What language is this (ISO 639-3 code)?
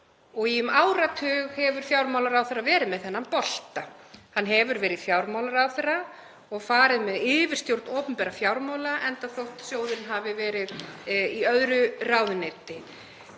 isl